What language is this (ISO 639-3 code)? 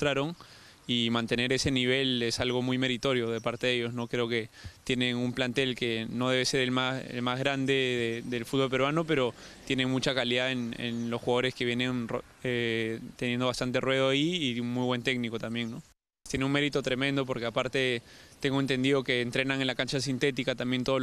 spa